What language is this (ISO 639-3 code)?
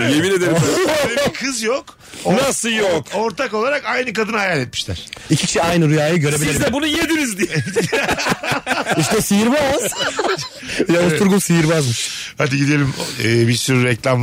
tur